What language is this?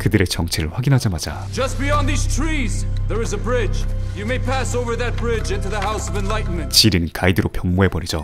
Korean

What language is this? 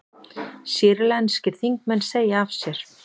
Icelandic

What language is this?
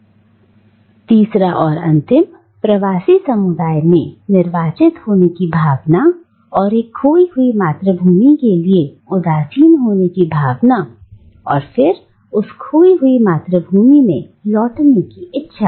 Hindi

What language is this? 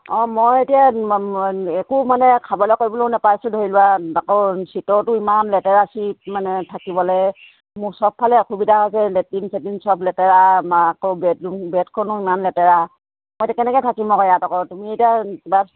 Assamese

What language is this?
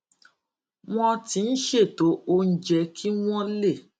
Yoruba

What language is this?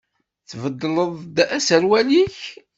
Kabyle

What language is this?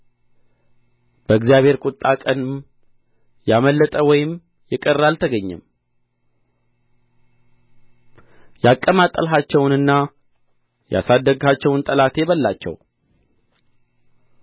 Amharic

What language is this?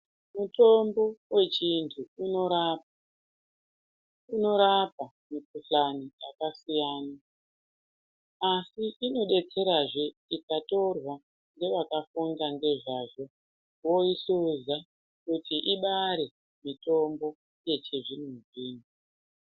Ndau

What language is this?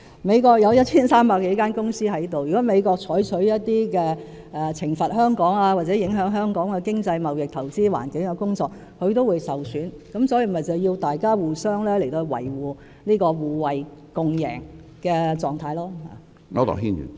Cantonese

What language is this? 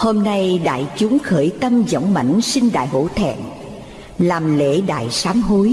Vietnamese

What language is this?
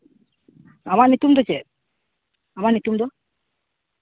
Santali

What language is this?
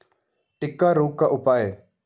Hindi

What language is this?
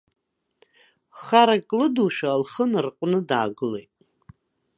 Abkhazian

